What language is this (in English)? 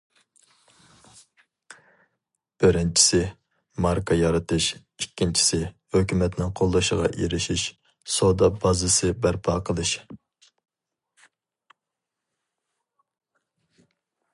Uyghur